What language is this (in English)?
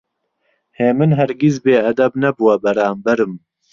Central Kurdish